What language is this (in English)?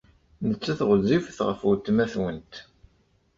Kabyle